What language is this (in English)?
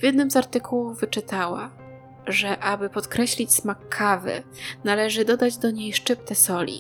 Polish